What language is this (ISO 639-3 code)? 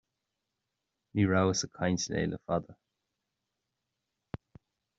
gle